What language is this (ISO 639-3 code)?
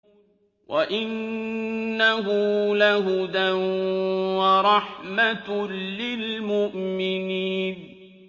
ara